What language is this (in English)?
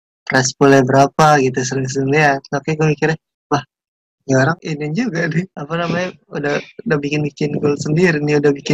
Indonesian